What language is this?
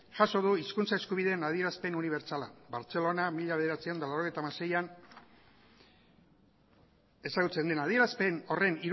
Basque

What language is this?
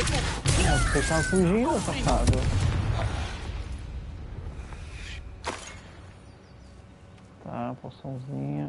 Portuguese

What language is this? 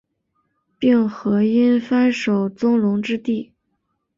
Chinese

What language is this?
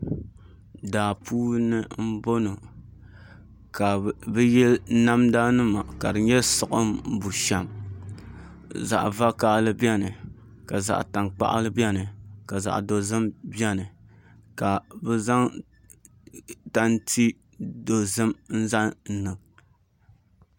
Dagbani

